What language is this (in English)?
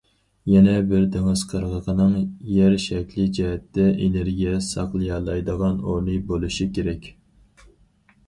Uyghur